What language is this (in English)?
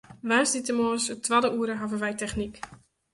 Western Frisian